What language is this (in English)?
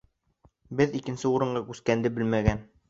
Bashkir